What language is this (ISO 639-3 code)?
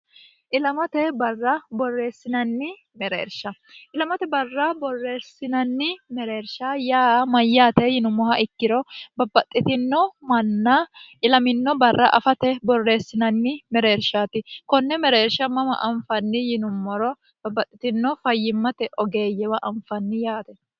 sid